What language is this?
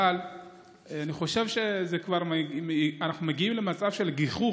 Hebrew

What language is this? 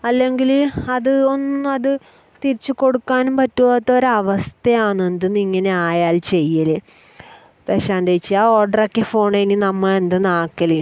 Malayalam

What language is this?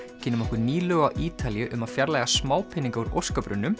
Icelandic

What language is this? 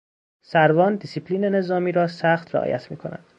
Persian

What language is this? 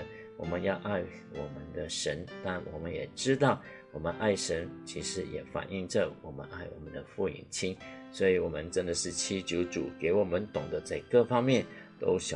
Chinese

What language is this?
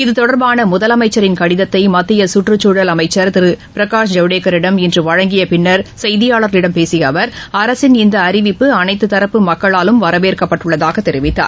Tamil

